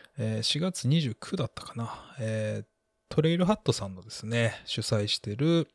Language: Japanese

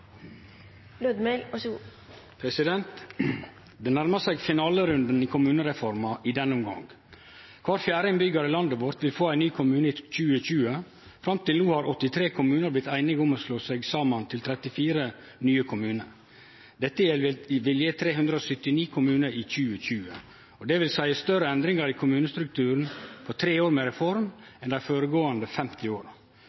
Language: Norwegian Nynorsk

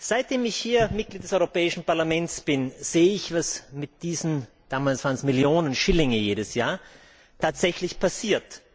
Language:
German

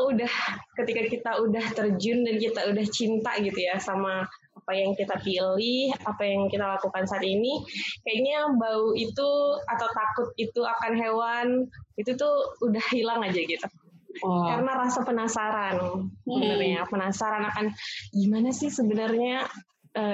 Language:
Indonesian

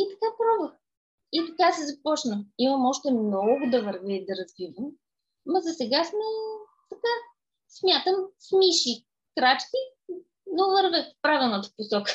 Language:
Bulgarian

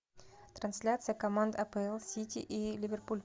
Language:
Russian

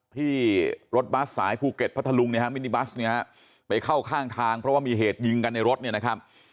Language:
Thai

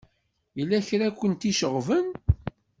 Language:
Kabyle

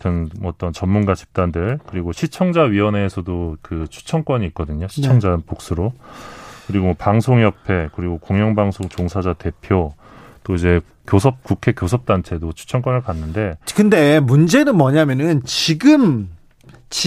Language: Korean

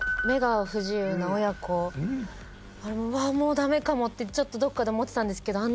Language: Japanese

